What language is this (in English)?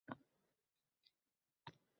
Uzbek